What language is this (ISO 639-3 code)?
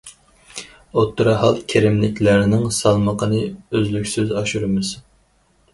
uig